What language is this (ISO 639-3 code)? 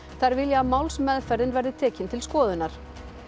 isl